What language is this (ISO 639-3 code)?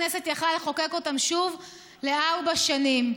heb